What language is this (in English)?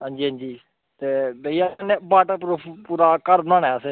Dogri